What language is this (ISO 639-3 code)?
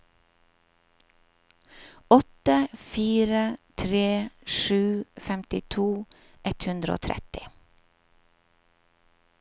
nor